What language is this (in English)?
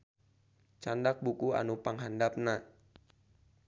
Sundanese